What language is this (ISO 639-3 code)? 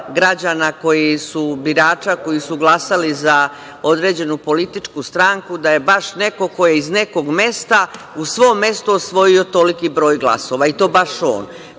srp